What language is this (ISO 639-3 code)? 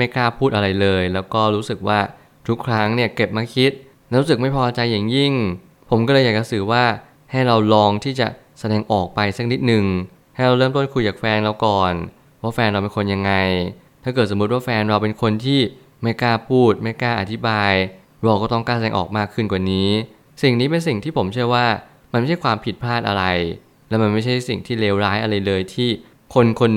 tha